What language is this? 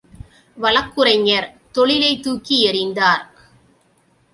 Tamil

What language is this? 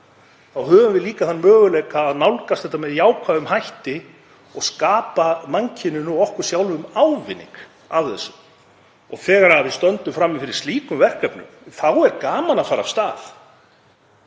Icelandic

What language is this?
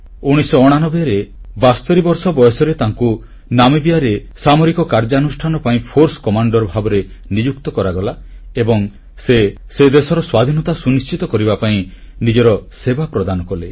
Odia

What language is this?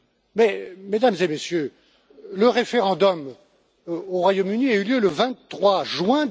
French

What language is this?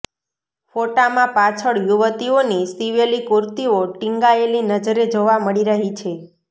Gujarati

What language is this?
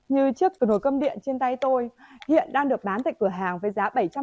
Vietnamese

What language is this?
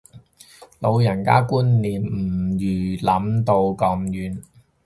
Cantonese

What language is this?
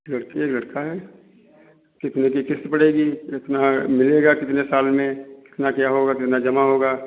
Hindi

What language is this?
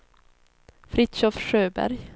Swedish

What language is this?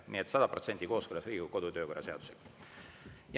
Estonian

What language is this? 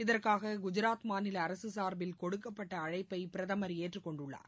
Tamil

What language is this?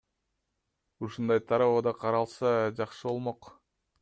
Kyrgyz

